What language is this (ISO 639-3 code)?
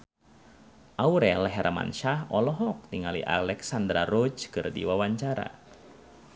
sun